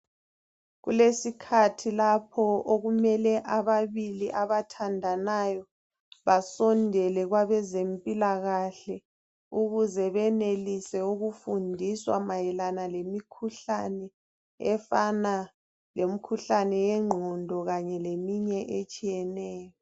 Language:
North Ndebele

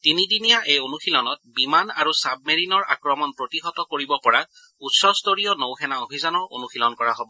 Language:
Assamese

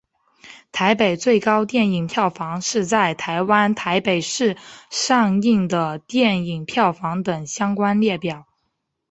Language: Chinese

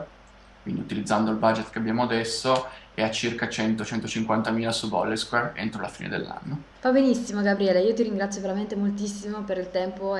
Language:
Italian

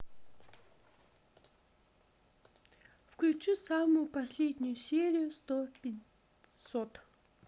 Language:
Russian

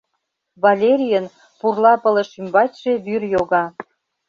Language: Mari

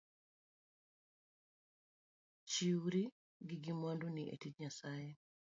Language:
Luo (Kenya and Tanzania)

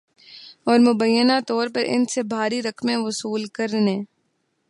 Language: Urdu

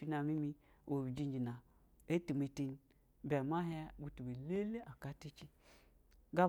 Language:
Basa (Nigeria)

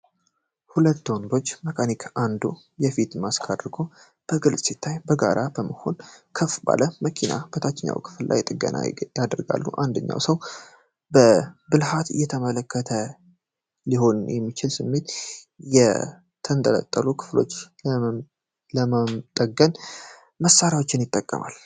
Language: Amharic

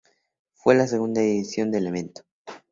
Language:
Spanish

